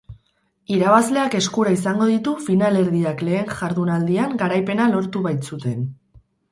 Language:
Basque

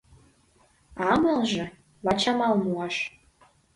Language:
Mari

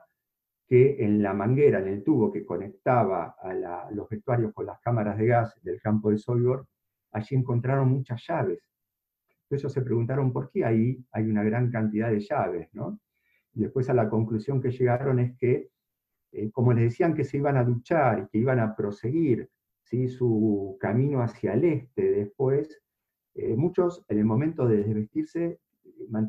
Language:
Spanish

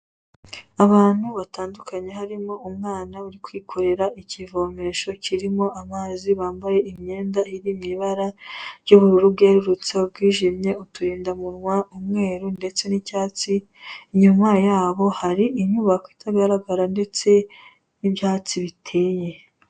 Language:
Kinyarwanda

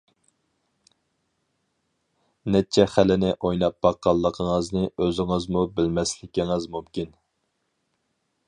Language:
Uyghur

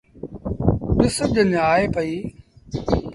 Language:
Sindhi Bhil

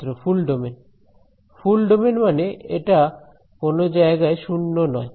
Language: Bangla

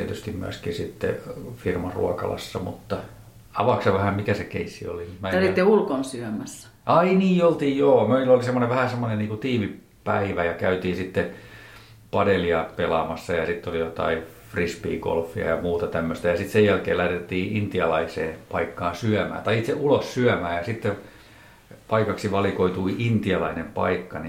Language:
Finnish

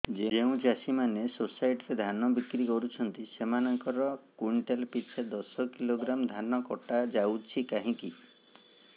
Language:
Odia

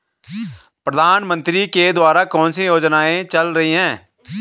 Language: Hindi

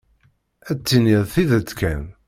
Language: Kabyle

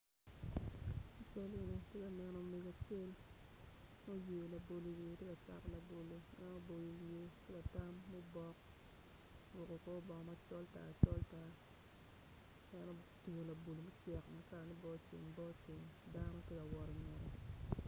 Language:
Acoli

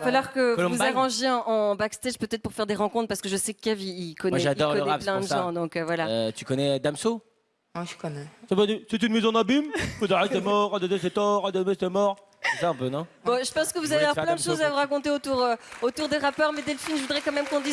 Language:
French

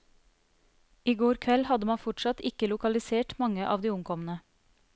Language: Norwegian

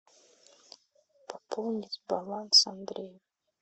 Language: Russian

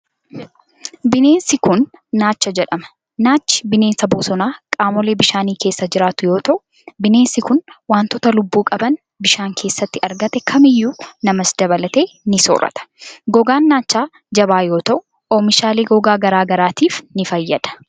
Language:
Oromo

